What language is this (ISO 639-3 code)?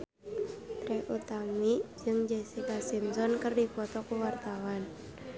sun